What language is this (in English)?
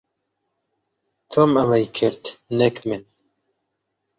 Central Kurdish